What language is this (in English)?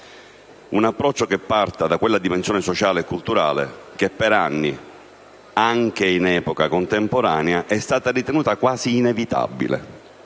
Italian